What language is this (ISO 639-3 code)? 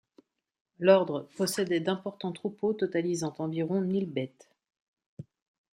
fra